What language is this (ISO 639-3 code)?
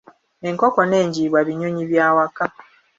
lug